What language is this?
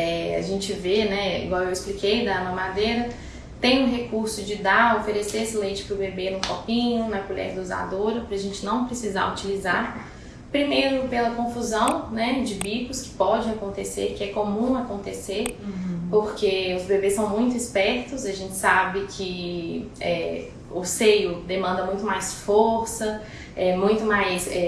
Portuguese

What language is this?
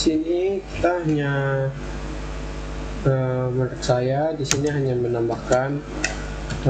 Indonesian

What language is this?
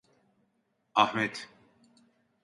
Turkish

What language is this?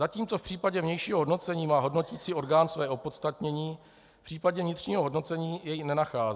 Czech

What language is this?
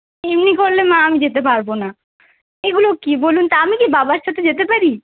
Bangla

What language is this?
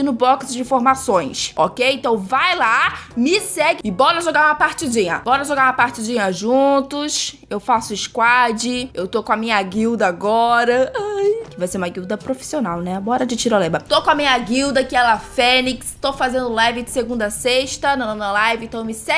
Portuguese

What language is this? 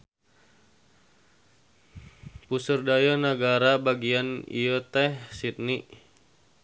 Sundanese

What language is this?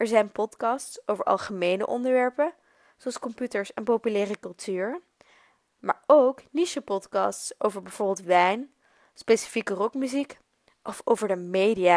Dutch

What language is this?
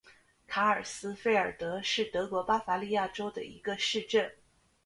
Chinese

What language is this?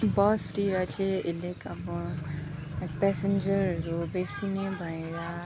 Nepali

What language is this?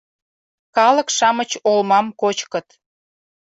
Mari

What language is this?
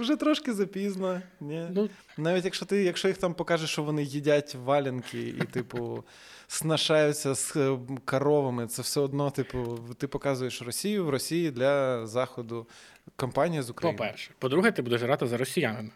Ukrainian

